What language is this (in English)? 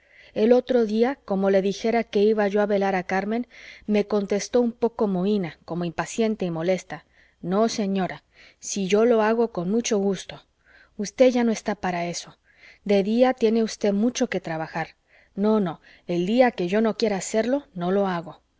Spanish